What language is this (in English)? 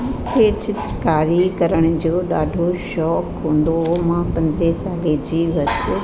Sindhi